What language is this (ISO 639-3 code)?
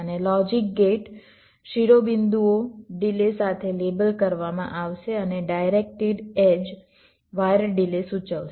guj